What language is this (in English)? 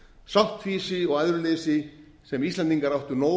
Icelandic